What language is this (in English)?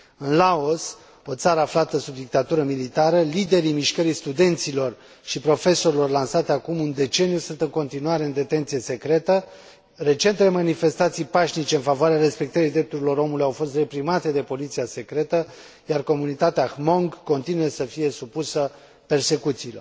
Romanian